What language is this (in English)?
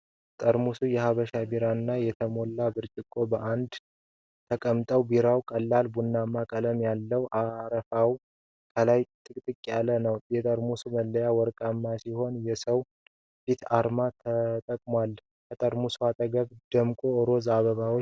Amharic